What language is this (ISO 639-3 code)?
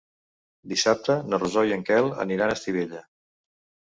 cat